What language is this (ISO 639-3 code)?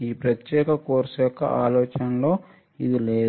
tel